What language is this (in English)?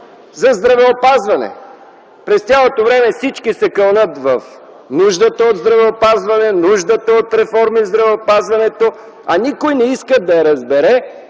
Bulgarian